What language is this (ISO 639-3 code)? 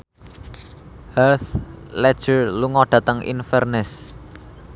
jav